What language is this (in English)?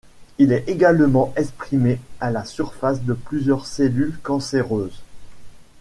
French